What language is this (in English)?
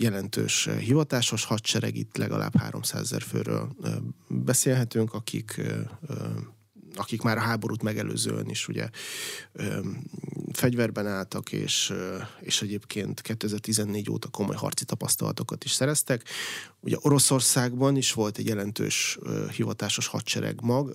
Hungarian